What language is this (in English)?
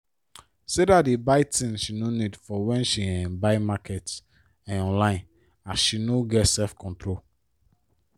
Nigerian Pidgin